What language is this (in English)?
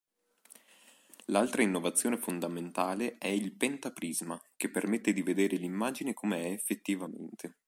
Italian